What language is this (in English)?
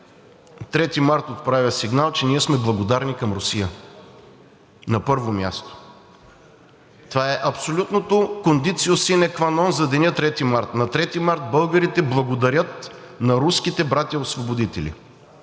Bulgarian